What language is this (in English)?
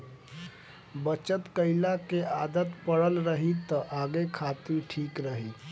Bhojpuri